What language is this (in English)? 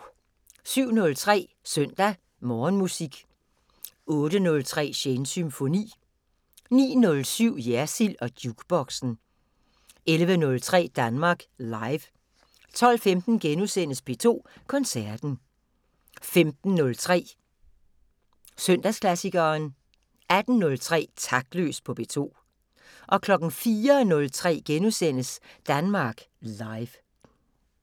Danish